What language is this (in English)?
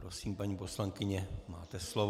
Czech